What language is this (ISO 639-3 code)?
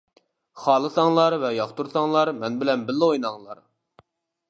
uig